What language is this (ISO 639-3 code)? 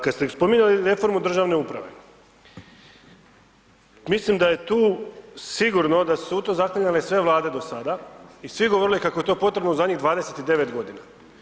hrv